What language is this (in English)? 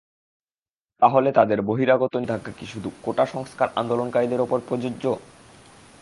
Bangla